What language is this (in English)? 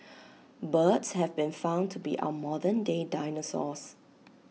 English